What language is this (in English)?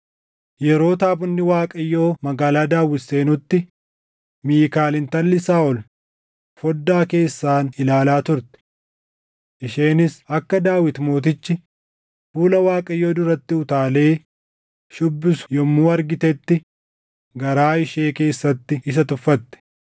Oromo